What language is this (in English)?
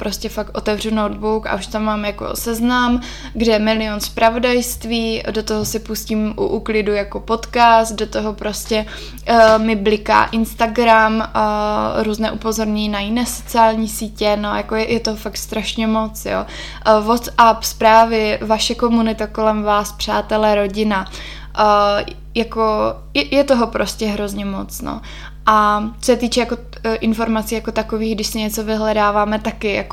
Czech